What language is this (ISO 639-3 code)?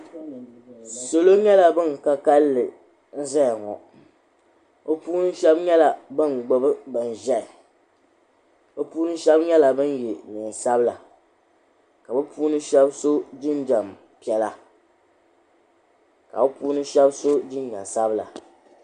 dag